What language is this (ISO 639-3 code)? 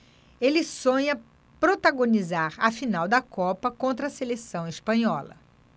por